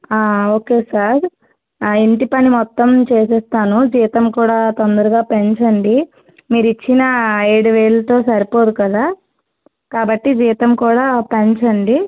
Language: Telugu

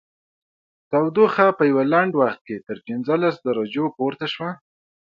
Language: Pashto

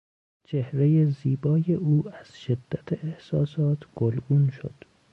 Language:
Persian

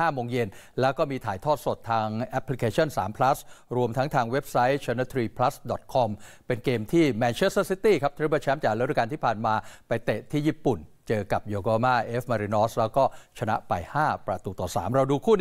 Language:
Thai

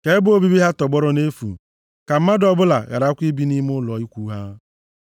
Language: Igbo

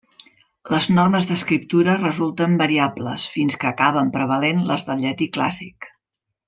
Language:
Catalan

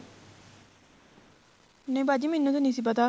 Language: Punjabi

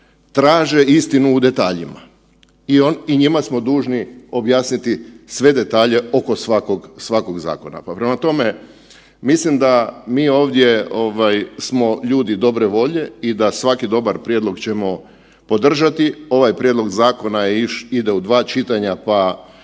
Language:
Croatian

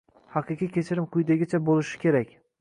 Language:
Uzbek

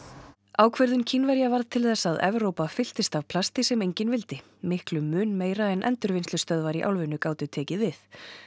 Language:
Icelandic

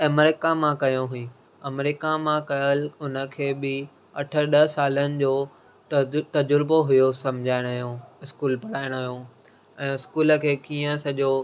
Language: Sindhi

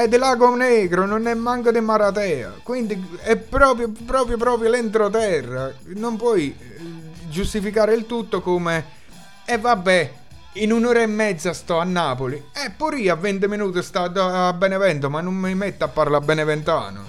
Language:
Italian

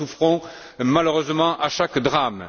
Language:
French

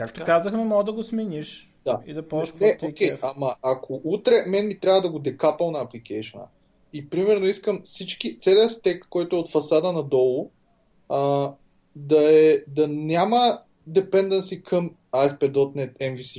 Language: Bulgarian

